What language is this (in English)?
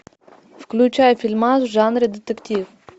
Russian